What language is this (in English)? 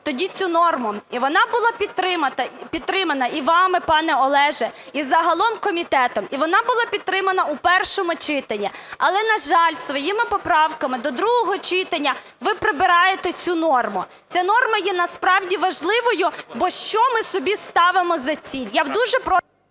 Ukrainian